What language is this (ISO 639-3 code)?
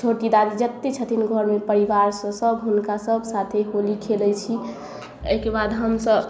mai